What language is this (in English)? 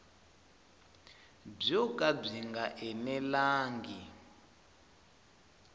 Tsonga